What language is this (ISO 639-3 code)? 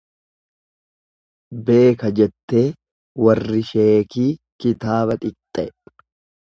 orm